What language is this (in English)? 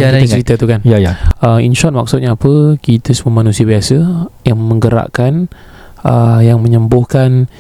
Malay